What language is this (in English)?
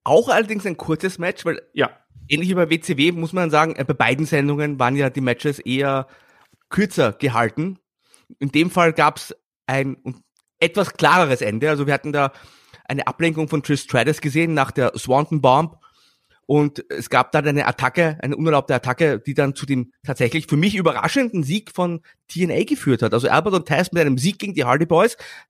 German